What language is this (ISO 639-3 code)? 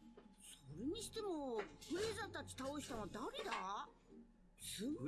deu